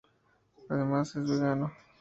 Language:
Spanish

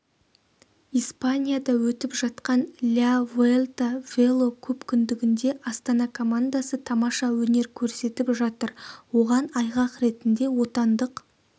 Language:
Kazakh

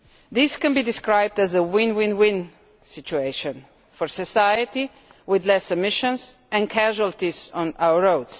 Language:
English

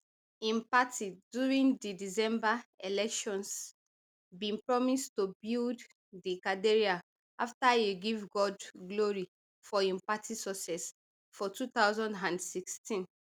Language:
Nigerian Pidgin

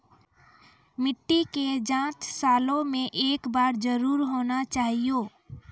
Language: Maithili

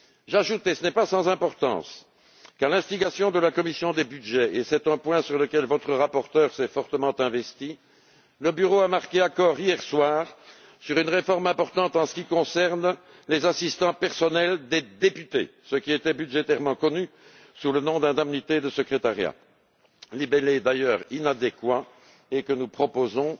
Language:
French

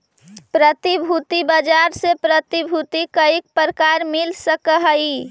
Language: Magahi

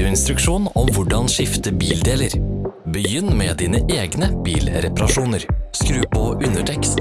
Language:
Norwegian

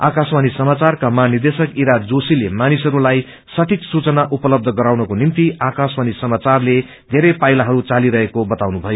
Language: Nepali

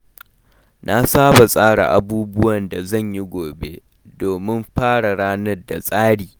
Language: Hausa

